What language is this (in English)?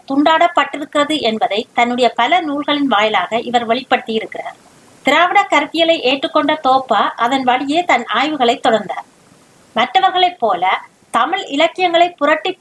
Tamil